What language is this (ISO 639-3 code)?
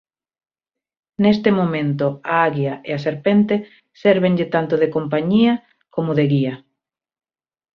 glg